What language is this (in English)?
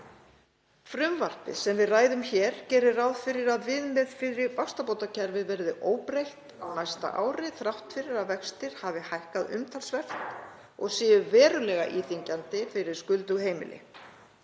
Icelandic